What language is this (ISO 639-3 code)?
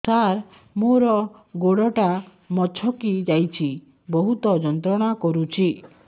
ori